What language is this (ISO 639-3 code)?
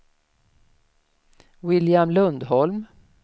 swe